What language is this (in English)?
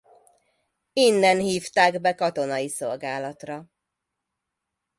Hungarian